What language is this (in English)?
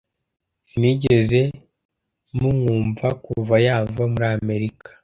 Kinyarwanda